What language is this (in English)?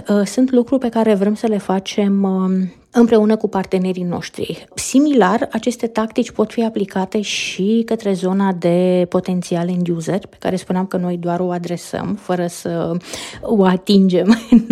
Romanian